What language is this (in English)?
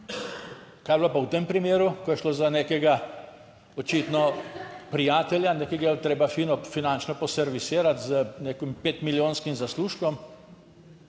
Slovenian